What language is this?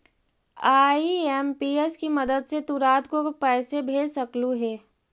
Magahi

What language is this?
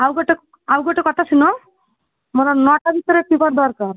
Odia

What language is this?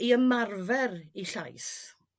Welsh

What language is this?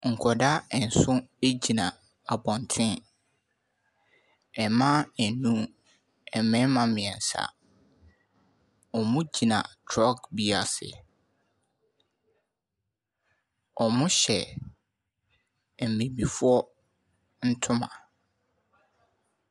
Akan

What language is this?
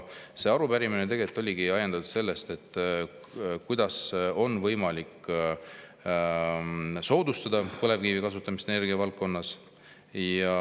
Estonian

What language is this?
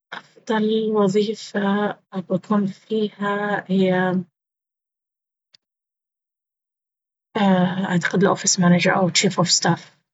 Baharna Arabic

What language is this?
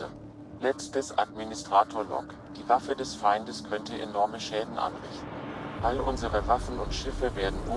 German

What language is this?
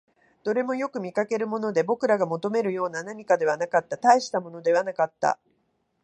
Japanese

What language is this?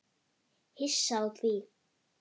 Icelandic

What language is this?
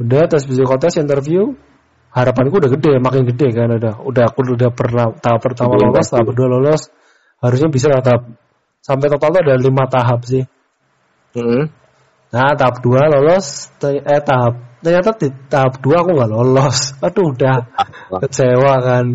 Indonesian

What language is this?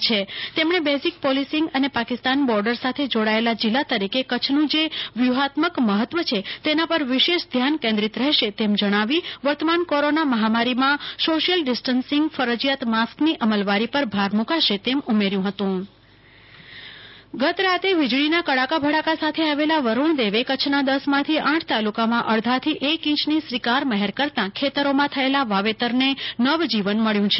Gujarati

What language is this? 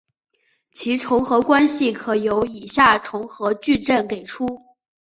Chinese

